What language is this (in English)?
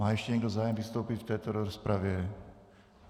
Czech